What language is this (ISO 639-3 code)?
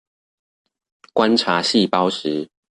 zho